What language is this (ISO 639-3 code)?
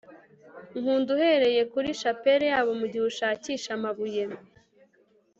kin